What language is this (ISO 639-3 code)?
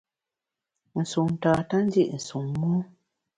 bax